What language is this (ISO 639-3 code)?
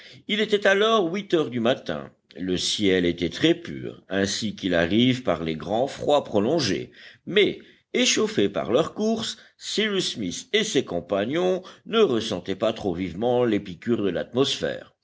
fra